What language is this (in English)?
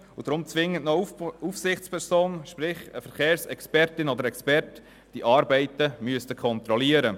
Swiss German